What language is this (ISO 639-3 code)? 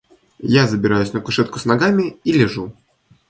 rus